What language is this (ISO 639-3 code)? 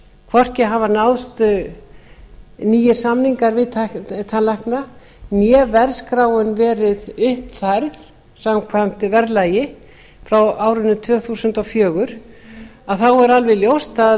isl